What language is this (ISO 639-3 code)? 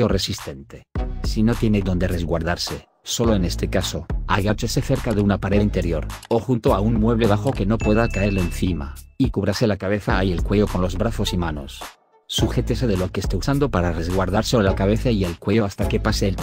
spa